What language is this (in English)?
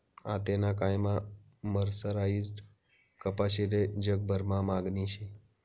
Marathi